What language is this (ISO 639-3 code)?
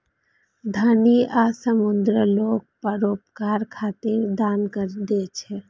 mai